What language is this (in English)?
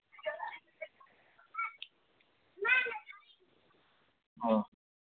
Manipuri